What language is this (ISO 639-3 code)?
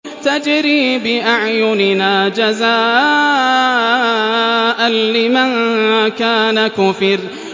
ara